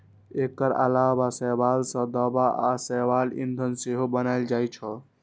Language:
Maithili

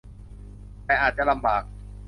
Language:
Thai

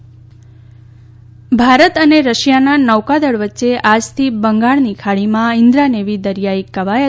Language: Gujarati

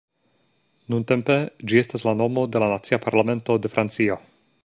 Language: Esperanto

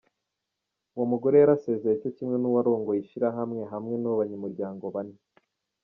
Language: Kinyarwanda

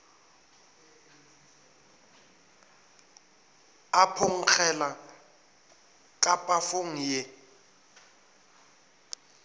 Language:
Northern Sotho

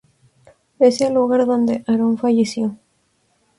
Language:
Spanish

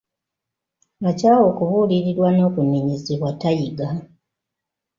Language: Ganda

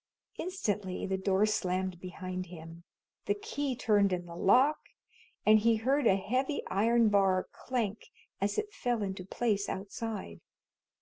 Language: English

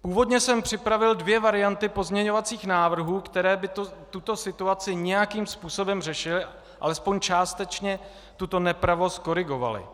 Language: Czech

